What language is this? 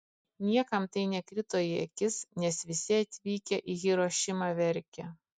Lithuanian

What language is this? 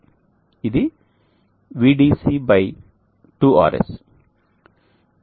Telugu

